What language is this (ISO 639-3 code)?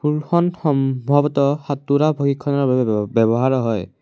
asm